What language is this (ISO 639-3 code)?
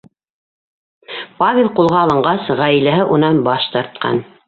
bak